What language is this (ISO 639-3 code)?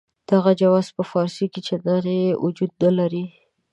pus